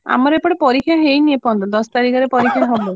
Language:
Odia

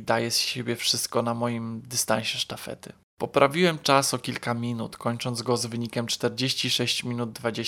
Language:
Polish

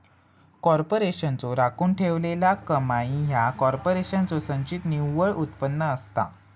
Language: Marathi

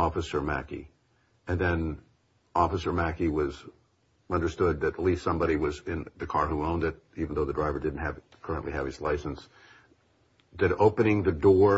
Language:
English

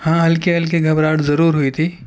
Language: Urdu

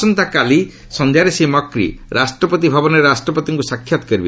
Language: Odia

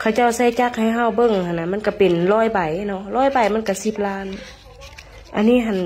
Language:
Thai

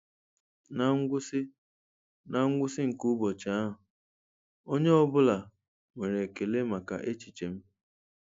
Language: Igbo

